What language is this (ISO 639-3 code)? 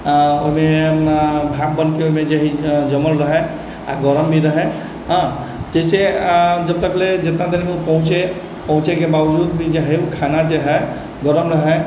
mai